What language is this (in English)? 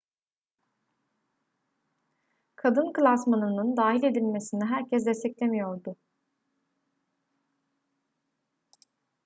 Turkish